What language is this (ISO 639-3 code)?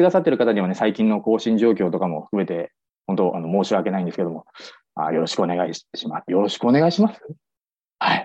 jpn